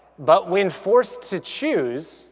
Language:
English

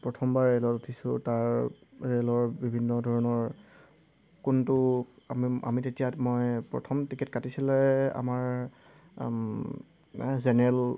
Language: Assamese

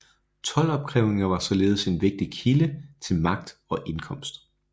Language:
Danish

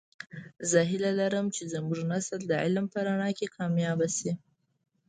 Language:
Pashto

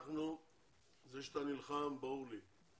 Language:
Hebrew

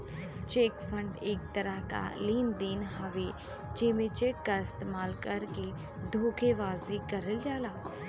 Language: Bhojpuri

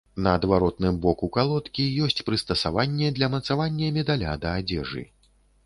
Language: Belarusian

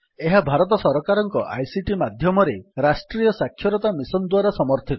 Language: Odia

